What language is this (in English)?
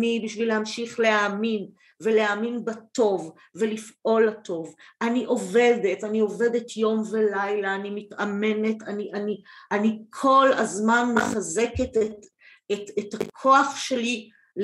Hebrew